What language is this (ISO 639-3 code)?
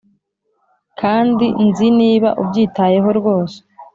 kin